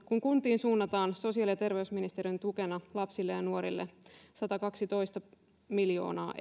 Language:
Finnish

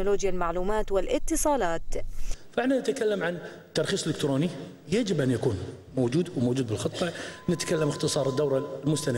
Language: Arabic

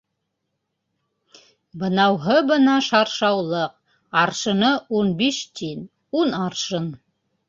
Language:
Bashkir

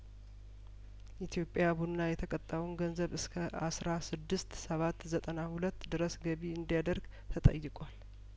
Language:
Amharic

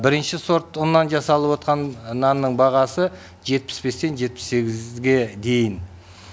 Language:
Kazakh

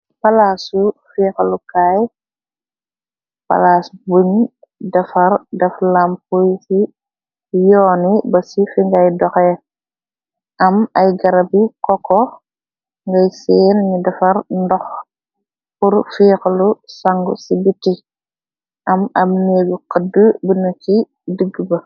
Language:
Wolof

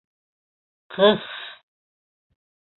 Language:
Bashkir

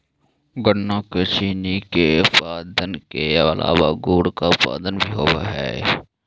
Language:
Magahi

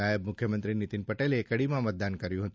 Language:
Gujarati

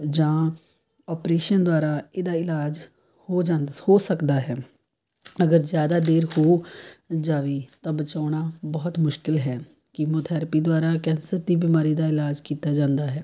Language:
Punjabi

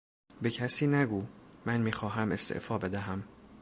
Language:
Persian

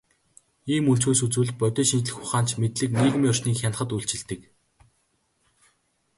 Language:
Mongolian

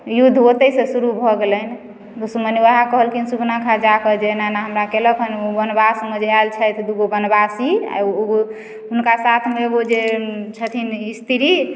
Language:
Maithili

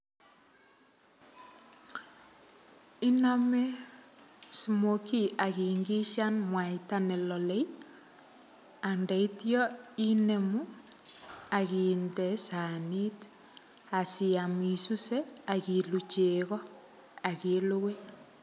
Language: Kalenjin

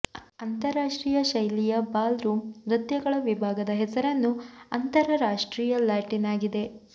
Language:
Kannada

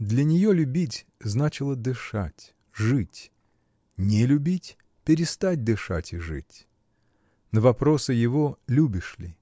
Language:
Russian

